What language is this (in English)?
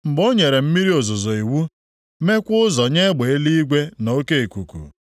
Igbo